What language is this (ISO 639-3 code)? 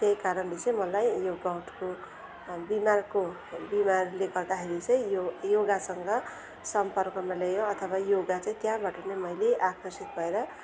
nep